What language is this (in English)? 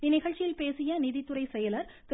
Tamil